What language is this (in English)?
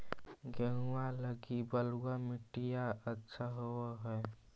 Magahi